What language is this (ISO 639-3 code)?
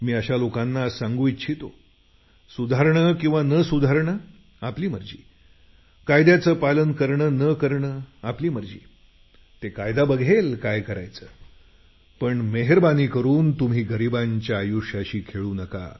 mar